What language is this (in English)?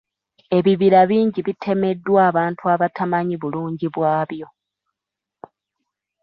Ganda